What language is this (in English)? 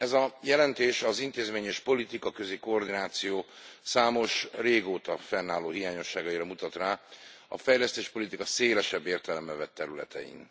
Hungarian